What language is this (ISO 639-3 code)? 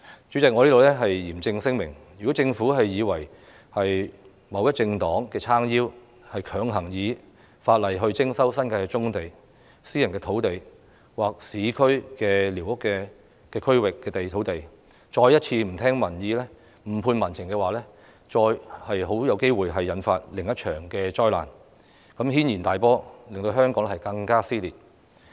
yue